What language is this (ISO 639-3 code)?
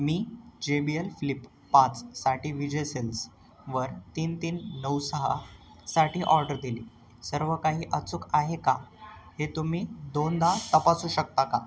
mar